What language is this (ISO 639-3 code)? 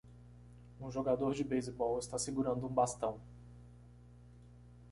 por